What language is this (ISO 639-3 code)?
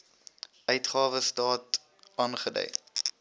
afr